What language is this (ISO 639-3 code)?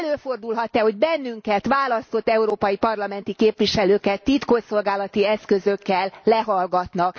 hun